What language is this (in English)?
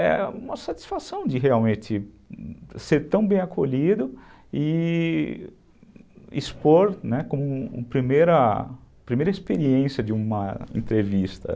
Portuguese